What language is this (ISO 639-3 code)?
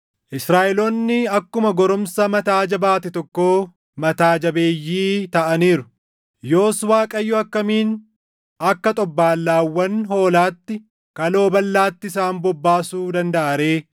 orm